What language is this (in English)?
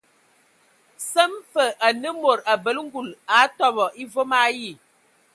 Ewondo